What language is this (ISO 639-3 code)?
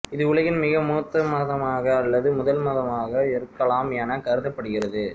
tam